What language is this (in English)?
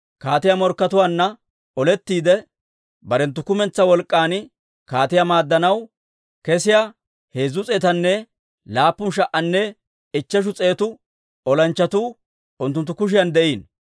Dawro